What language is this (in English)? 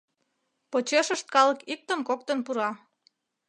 Mari